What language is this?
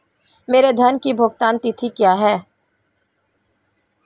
Hindi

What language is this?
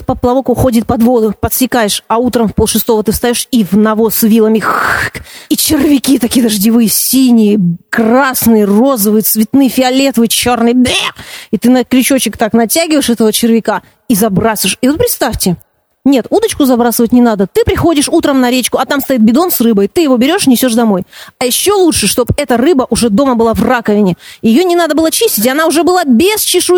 Russian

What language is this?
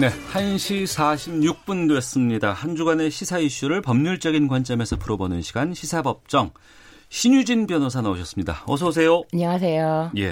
Korean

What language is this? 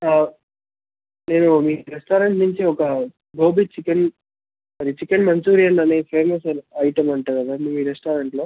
Telugu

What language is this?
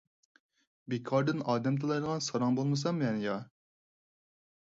Uyghur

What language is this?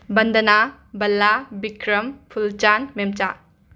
Manipuri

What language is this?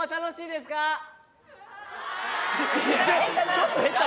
Japanese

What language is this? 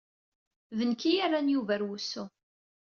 Kabyle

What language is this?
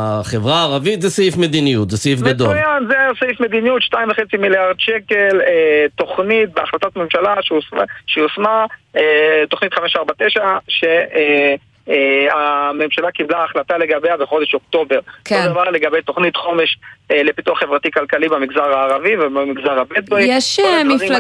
Hebrew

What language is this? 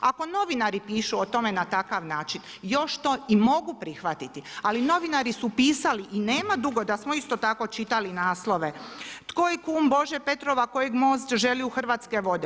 Croatian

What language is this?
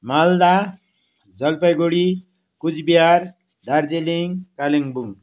Nepali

